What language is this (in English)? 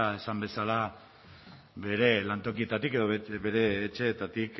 Basque